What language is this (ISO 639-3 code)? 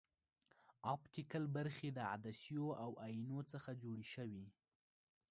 pus